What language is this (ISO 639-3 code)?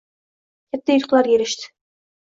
uzb